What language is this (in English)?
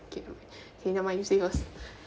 English